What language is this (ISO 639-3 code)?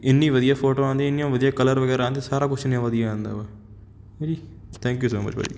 pan